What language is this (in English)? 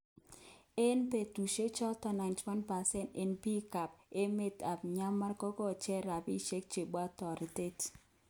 Kalenjin